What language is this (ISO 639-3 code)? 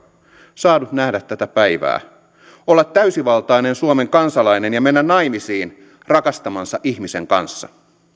fin